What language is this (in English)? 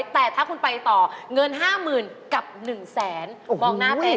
Thai